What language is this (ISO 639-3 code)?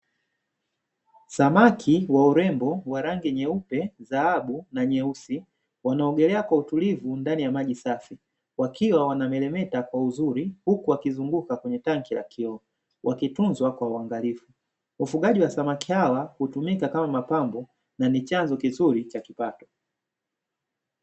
swa